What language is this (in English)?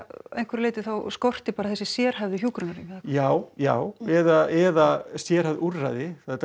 Icelandic